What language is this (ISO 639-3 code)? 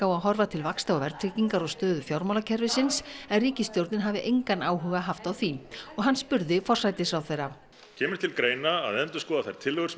isl